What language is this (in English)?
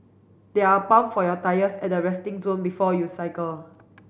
English